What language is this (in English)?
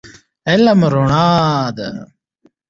Pashto